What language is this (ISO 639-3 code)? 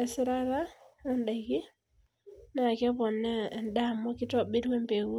mas